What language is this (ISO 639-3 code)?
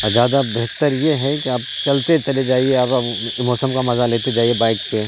urd